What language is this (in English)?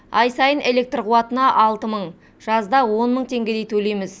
Kazakh